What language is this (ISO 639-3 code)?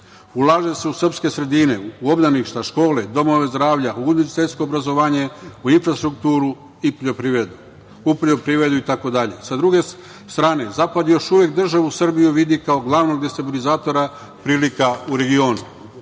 srp